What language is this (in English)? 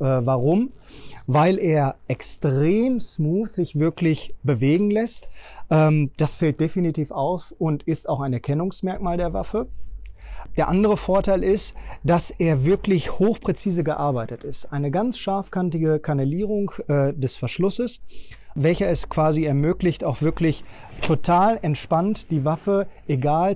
German